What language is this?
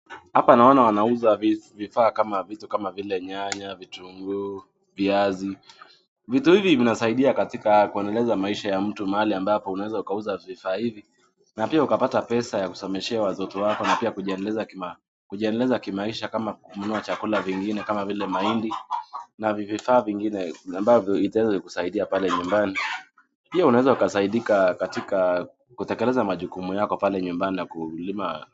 Swahili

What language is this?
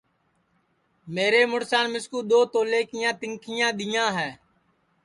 Sansi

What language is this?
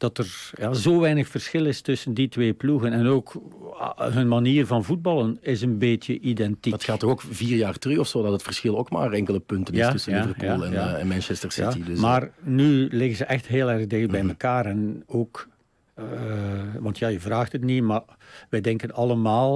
Dutch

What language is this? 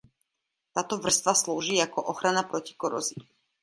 Czech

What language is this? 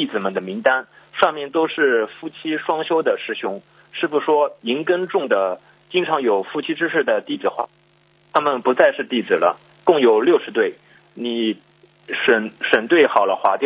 Chinese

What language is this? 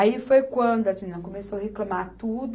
Portuguese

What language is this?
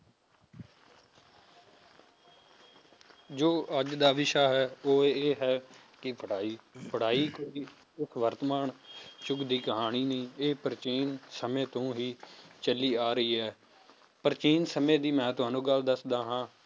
Punjabi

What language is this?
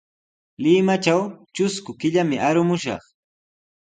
Sihuas Ancash Quechua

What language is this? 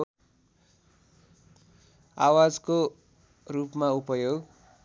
Nepali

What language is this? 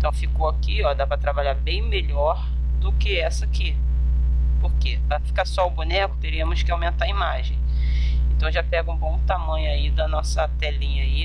Portuguese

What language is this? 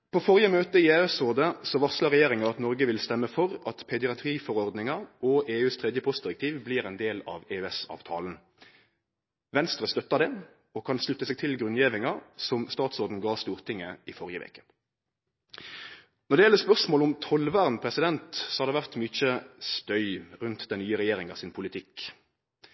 Norwegian Nynorsk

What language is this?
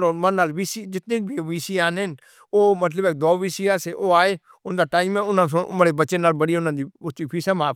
Northern Hindko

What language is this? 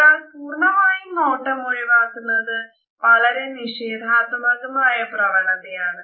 Malayalam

